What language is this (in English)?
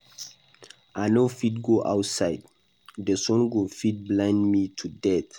Nigerian Pidgin